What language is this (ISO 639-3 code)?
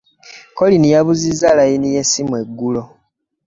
lug